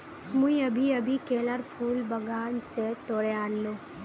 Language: Magahi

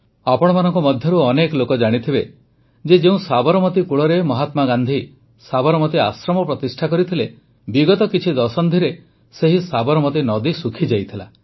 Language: Odia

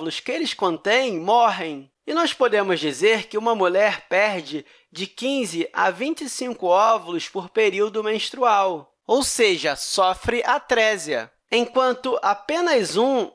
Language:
Portuguese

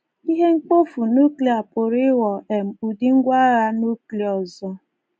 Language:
Igbo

